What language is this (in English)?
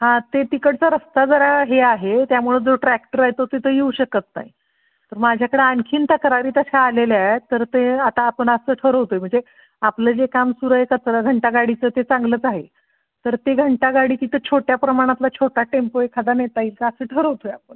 Marathi